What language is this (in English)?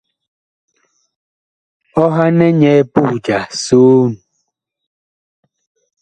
Bakoko